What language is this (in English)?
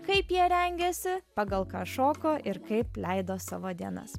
Lithuanian